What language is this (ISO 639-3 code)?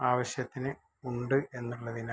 mal